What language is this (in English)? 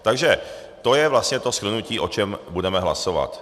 Czech